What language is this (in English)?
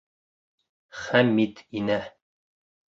Bashkir